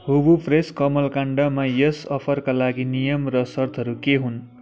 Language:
Nepali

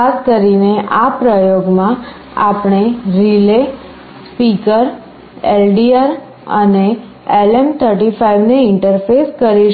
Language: Gujarati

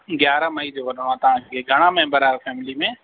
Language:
Sindhi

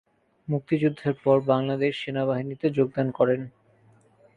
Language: Bangla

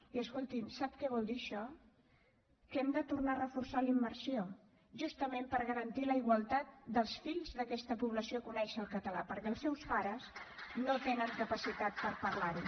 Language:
Catalan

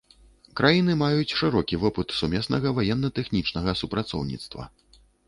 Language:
Belarusian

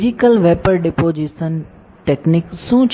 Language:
Gujarati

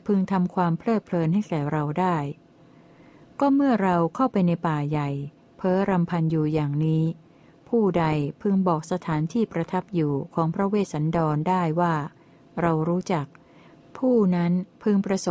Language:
Thai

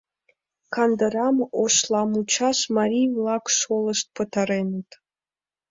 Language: Mari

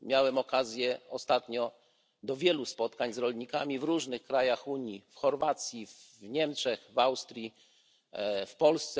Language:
Polish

